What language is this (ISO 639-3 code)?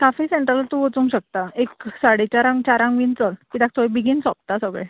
kok